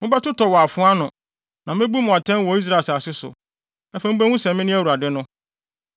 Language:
Akan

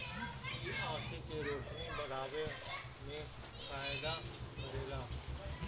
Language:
Bhojpuri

